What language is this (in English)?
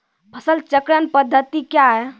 Maithili